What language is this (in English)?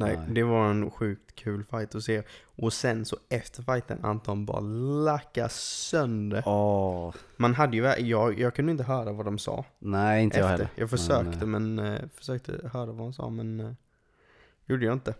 Swedish